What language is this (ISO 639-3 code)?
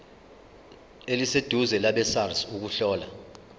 zul